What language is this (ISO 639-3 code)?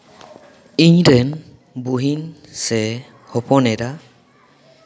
sat